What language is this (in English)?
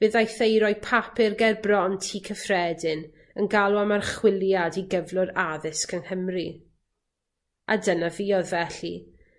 Welsh